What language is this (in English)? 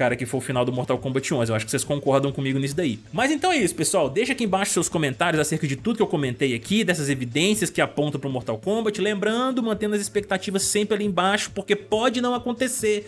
Portuguese